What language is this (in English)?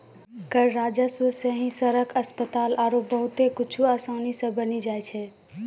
Maithili